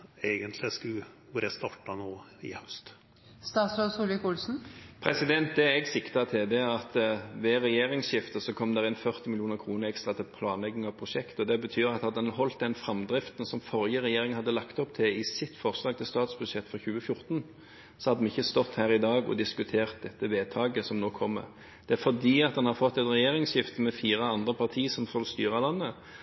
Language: Norwegian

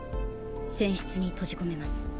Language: Japanese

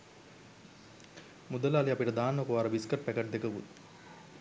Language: Sinhala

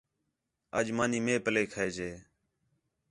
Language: Khetrani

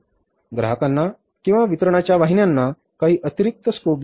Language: Marathi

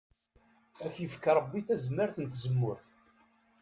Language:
Kabyle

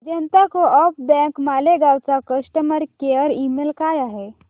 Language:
Marathi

